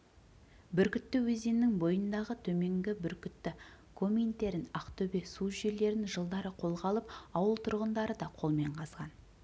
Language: Kazakh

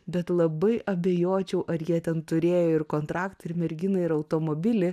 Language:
Lithuanian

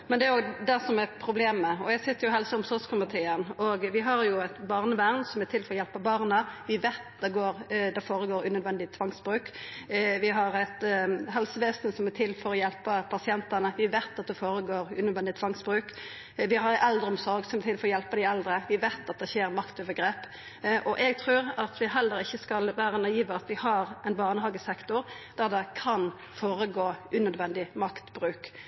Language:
Norwegian Nynorsk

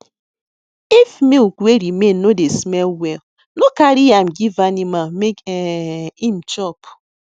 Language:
Nigerian Pidgin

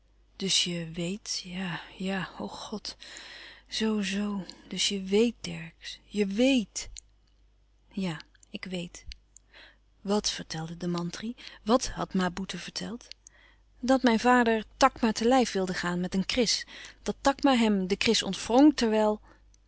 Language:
Dutch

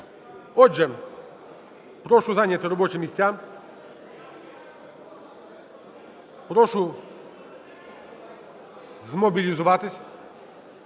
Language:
Ukrainian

